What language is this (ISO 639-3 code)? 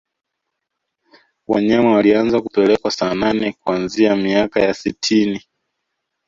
swa